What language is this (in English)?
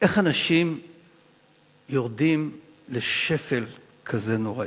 Hebrew